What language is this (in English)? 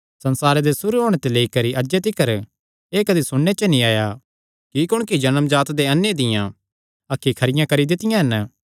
Kangri